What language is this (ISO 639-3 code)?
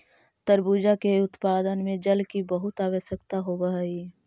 mag